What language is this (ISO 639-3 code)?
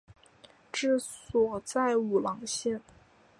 zho